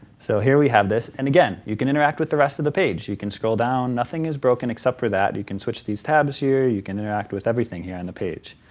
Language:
English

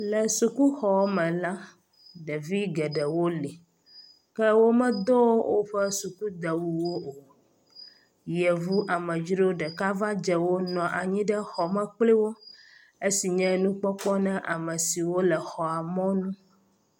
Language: Ewe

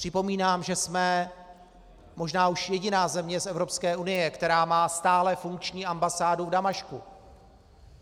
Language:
Czech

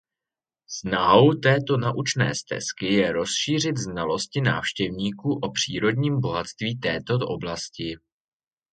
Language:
Czech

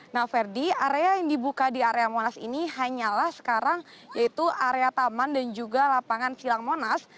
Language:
Indonesian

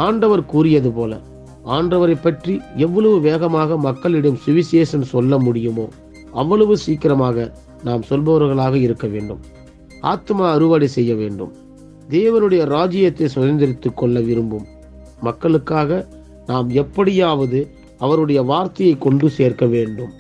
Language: Tamil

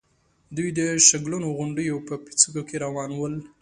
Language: Pashto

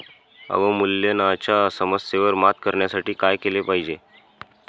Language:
Marathi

